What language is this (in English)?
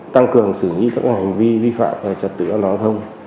Vietnamese